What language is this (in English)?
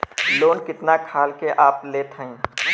Bhojpuri